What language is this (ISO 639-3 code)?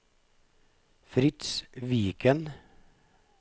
nor